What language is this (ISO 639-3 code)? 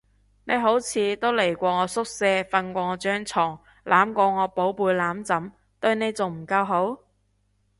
yue